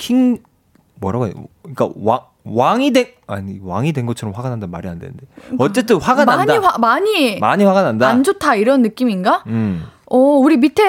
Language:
Korean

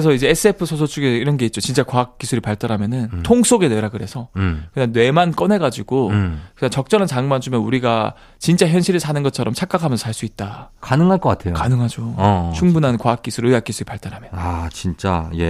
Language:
Korean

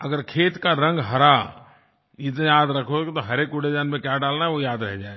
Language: Hindi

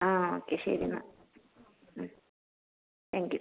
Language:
Malayalam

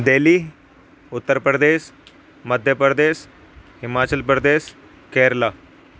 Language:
Urdu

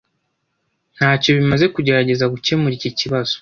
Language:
Kinyarwanda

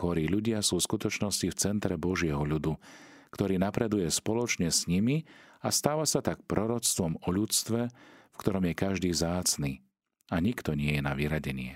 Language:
Slovak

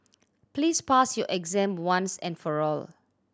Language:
English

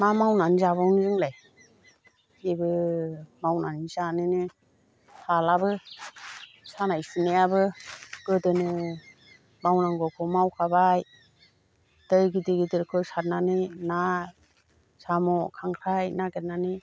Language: Bodo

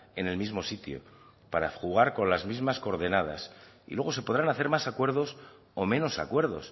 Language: Spanish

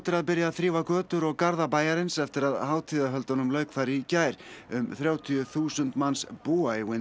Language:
Icelandic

